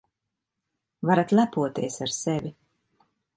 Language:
Latvian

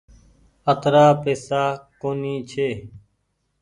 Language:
Goaria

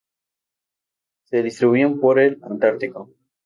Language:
Spanish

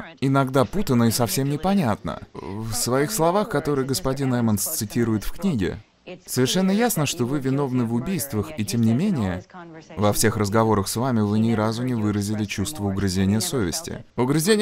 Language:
Russian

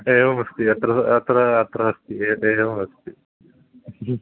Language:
Sanskrit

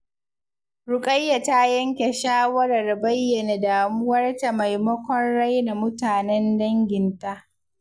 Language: Hausa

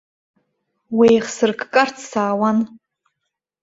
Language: Abkhazian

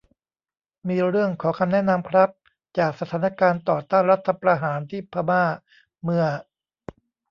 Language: Thai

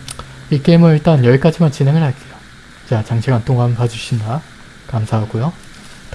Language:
Korean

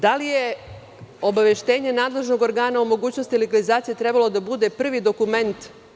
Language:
Serbian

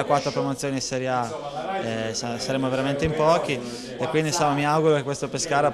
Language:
Italian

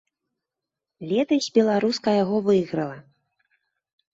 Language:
Belarusian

